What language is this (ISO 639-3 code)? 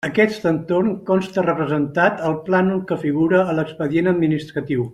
cat